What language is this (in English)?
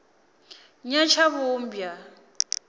Venda